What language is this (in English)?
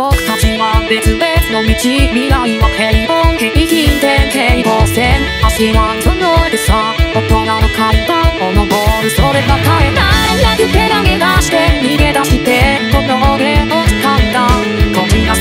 Korean